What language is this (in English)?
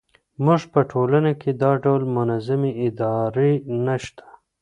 Pashto